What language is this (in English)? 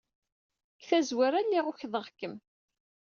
Kabyle